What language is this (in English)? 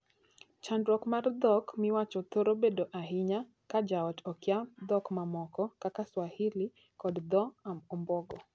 Luo (Kenya and Tanzania)